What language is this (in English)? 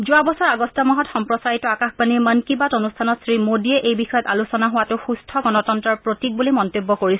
Assamese